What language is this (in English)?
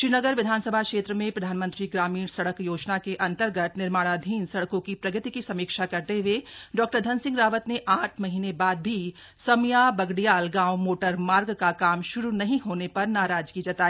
Hindi